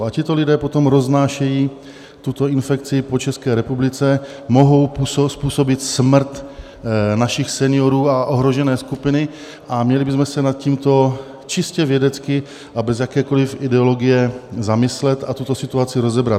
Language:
Czech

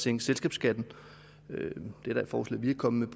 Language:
Danish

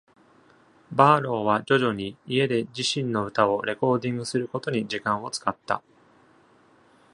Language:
Japanese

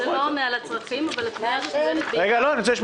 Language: Hebrew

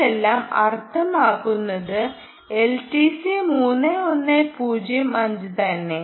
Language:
Malayalam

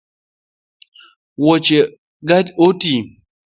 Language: Luo (Kenya and Tanzania)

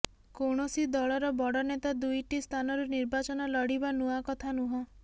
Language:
Odia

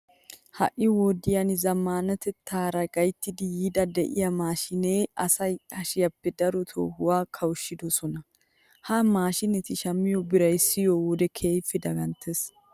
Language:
Wolaytta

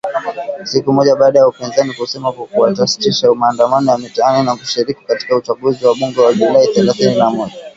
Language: Swahili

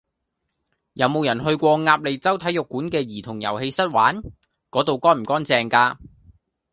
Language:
Cantonese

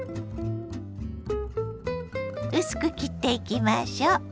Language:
Japanese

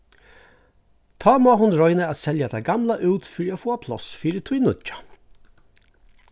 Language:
Faroese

